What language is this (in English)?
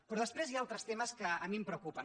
Catalan